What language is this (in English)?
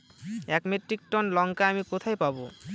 Bangla